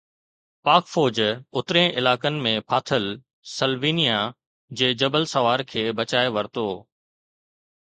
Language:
Sindhi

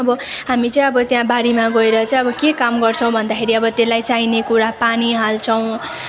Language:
Nepali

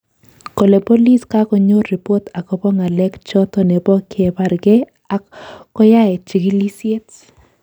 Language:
Kalenjin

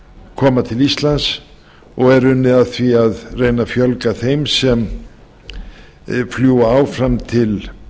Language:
Icelandic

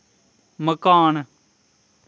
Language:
Dogri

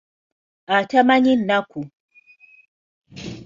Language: Ganda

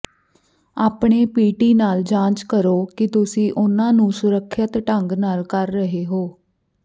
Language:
Punjabi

